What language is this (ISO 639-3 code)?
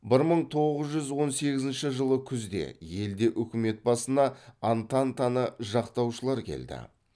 kaz